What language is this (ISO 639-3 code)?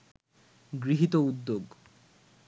ben